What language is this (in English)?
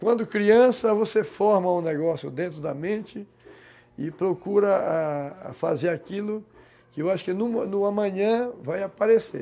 Portuguese